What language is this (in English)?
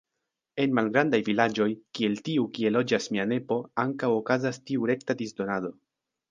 Esperanto